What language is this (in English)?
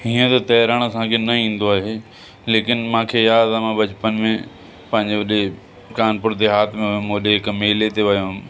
Sindhi